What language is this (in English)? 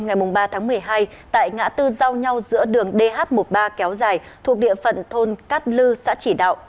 Vietnamese